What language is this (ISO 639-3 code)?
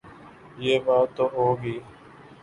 urd